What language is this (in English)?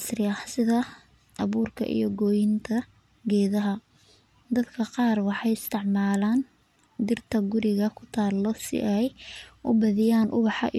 Somali